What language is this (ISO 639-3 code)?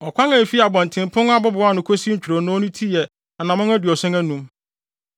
aka